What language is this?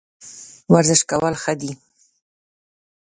Pashto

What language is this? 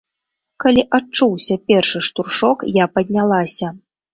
Belarusian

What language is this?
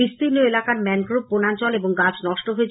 Bangla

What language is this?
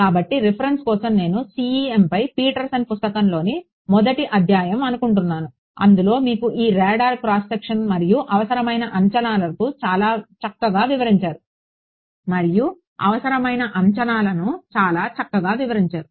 Telugu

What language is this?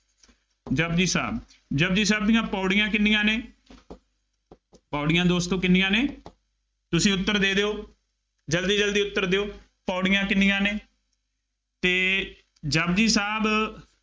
Punjabi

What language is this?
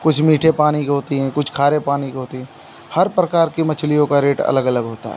Hindi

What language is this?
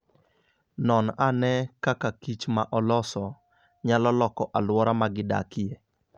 Luo (Kenya and Tanzania)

